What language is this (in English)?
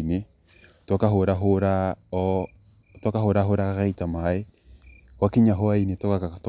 Kikuyu